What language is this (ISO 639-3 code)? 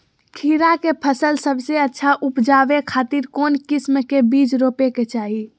mag